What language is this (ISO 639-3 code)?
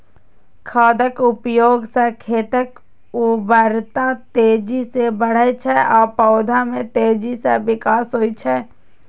mai